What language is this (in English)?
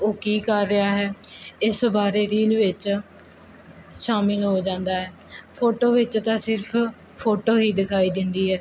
Punjabi